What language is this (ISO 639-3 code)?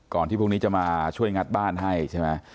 tha